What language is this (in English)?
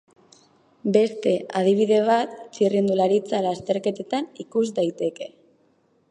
Basque